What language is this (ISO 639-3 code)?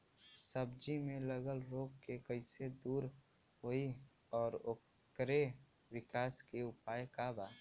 bho